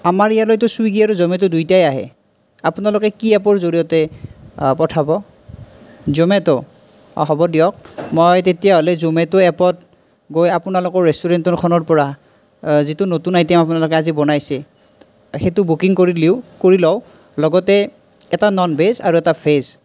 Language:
Assamese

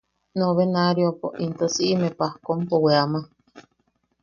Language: Yaqui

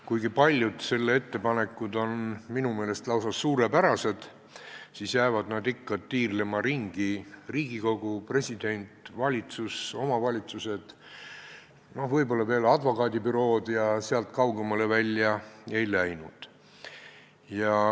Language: Estonian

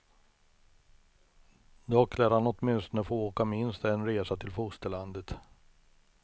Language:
Swedish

